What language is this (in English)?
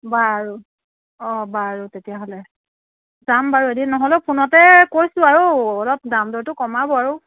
Assamese